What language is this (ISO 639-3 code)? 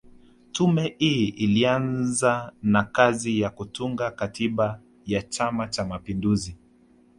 swa